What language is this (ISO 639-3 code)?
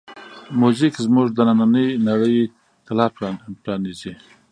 pus